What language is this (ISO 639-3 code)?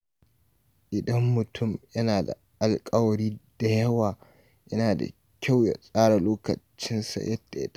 hau